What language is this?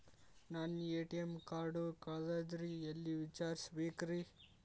Kannada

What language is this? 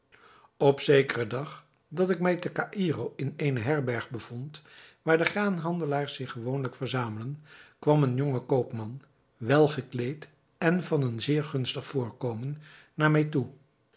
Dutch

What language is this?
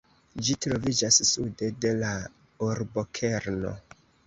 Esperanto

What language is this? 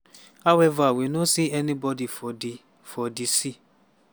Nigerian Pidgin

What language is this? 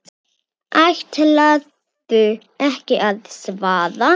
Icelandic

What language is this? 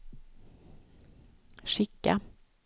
Swedish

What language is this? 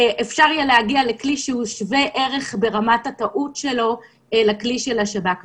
Hebrew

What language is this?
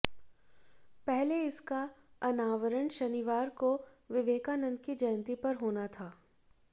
Hindi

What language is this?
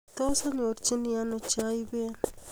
Kalenjin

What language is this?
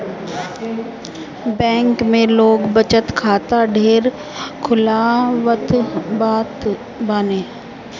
Bhojpuri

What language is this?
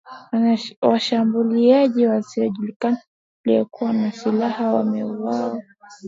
Swahili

